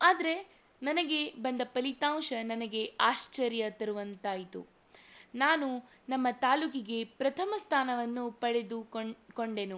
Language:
Kannada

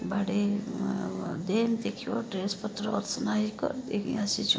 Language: Odia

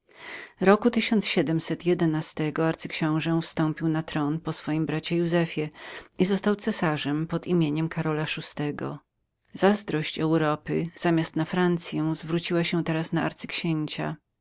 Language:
Polish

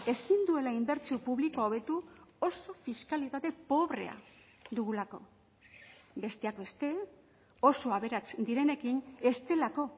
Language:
Basque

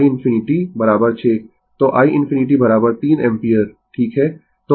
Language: Hindi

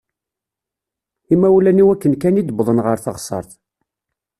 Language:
Kabyle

